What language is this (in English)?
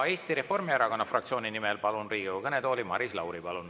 Estonian